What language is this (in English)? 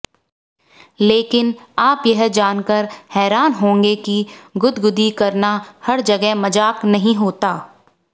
Hindi